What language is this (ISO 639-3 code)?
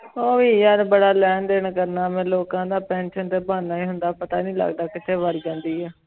pan